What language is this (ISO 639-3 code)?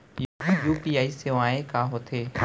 hne